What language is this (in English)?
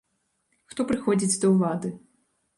Belarusian